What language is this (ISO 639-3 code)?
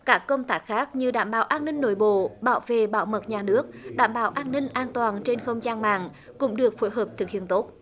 vie